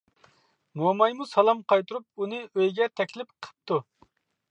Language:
Uyghur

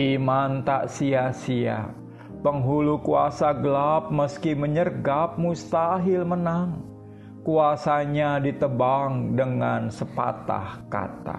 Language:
Indonesian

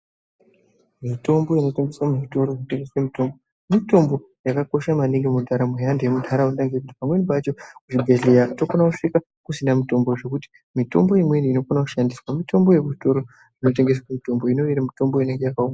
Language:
Ndau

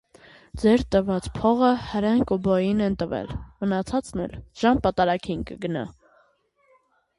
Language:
Armenian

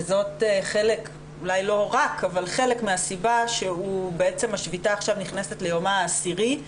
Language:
Hebrew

